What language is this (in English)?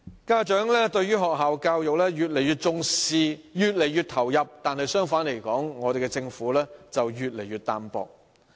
Cantonese